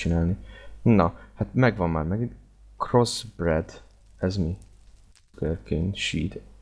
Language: Hungarian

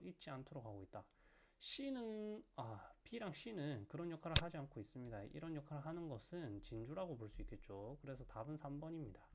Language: Korean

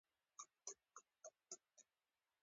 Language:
Pashto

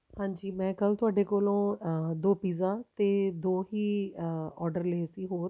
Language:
Punjabi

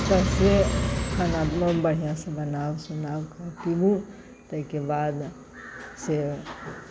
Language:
Maithili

